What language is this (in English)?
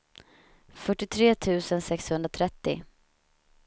Swedish